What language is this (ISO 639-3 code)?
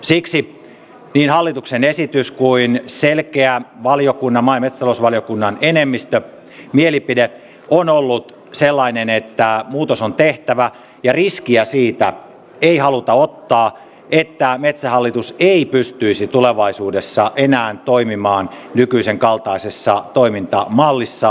fin